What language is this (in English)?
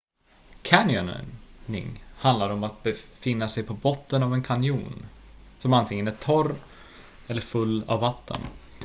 Swedish